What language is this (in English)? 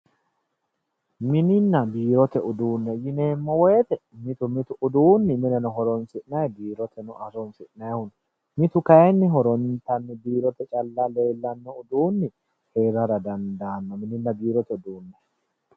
Sidamo